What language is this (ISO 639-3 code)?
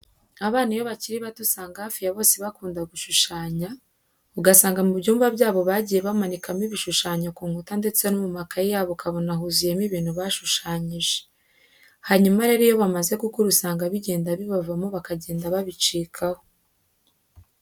kin